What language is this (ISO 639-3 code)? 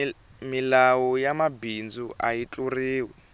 tso